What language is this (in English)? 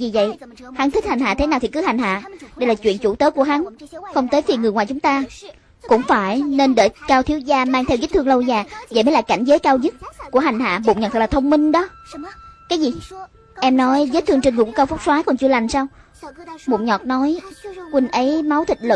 Vietnamese